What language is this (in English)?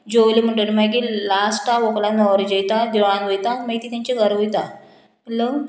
Konkani